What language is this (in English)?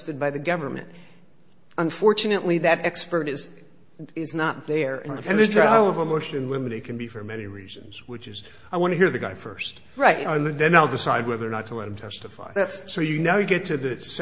English